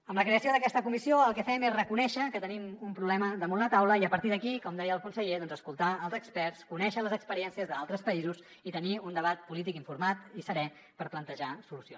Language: Catalan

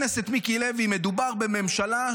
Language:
Hebrew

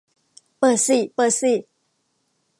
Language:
Thai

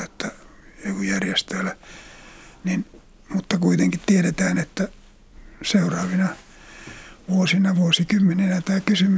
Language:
Finnish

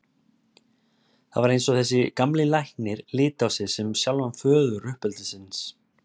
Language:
Icelandic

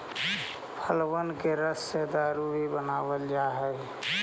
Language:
Magahi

